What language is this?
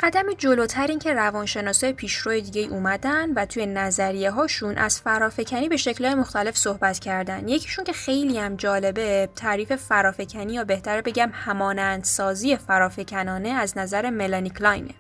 Persian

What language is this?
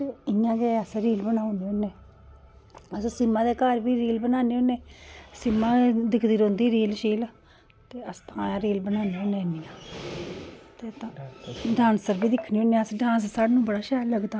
Dogri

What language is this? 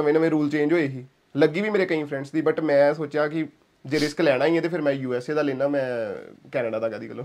Punjabi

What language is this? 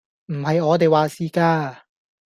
Cantonese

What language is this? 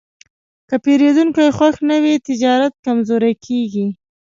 Pashto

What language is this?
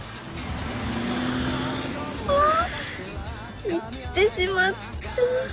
Japanese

